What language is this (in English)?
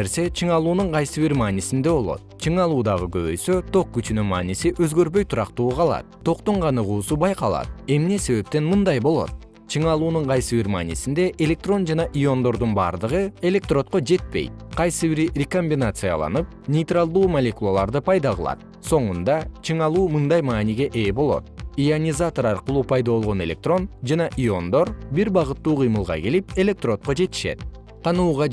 Kyrgyz